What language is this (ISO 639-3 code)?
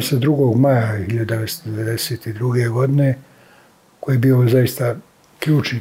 hrv